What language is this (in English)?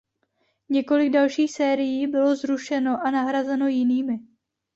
Czech